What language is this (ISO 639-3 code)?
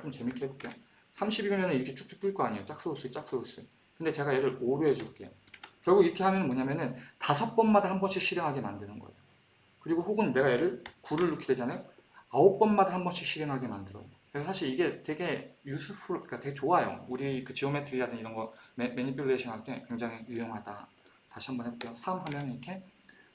kor